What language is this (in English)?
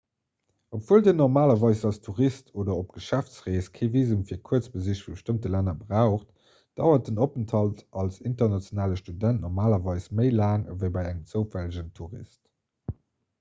Luxembourgish